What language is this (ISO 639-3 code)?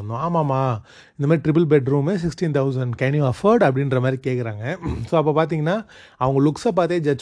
tam